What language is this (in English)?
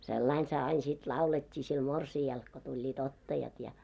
Finnish